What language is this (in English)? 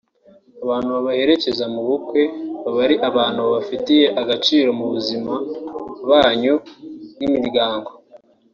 Kinyarwanda